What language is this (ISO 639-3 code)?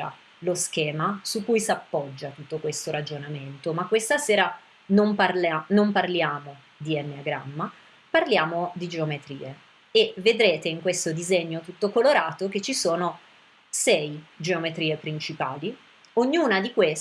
ita